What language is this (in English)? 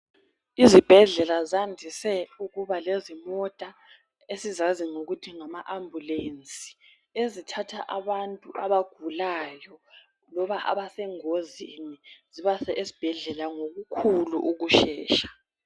North Ndebele